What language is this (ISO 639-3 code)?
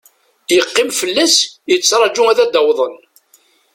kab